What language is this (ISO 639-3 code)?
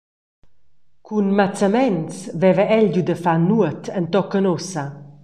roh